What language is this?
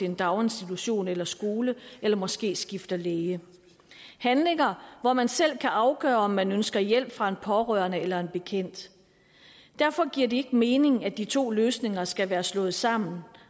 Danish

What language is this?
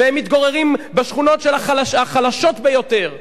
Hebrew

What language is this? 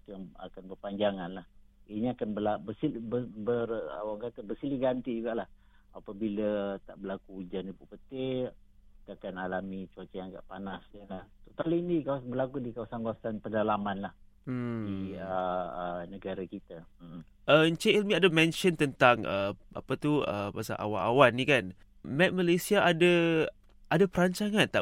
Malay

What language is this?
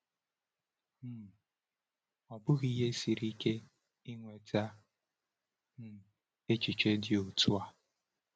Igbo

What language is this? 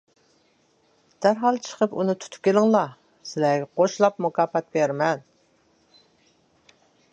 Uyghur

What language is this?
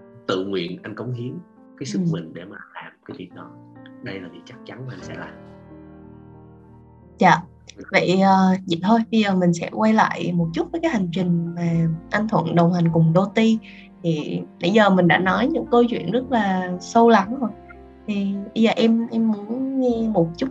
Vietnamese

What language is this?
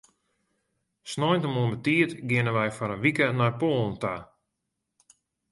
Western Frisian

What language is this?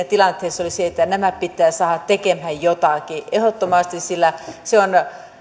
Finnish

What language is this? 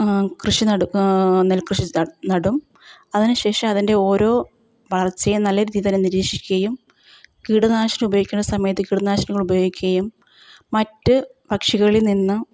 Malayalam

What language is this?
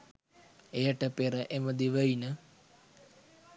Sinhala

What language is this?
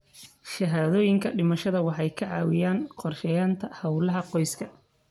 Somali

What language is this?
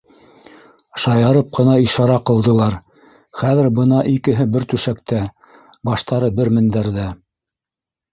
Bashkir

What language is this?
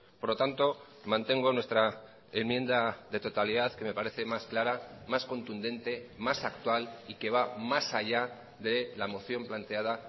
Spanish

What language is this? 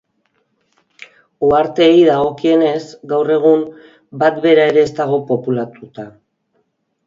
Basque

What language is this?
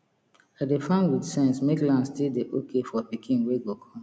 Nigerian Pidgin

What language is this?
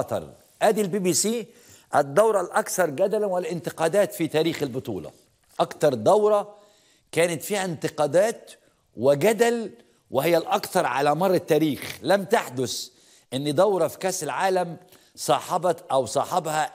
Arabic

